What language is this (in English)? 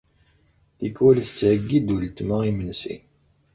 Kabyle